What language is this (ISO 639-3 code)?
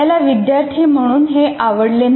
mar